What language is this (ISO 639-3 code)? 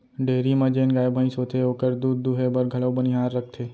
hne